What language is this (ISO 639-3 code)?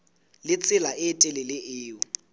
sot